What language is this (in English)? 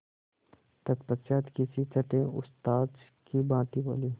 Hindi